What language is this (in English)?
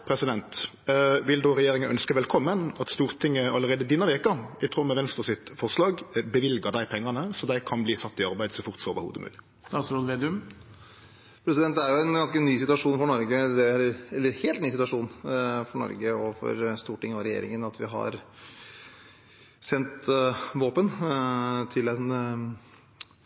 Norwegian